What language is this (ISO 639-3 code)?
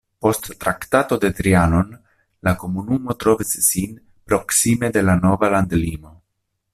epo